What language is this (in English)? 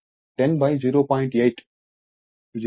Telugu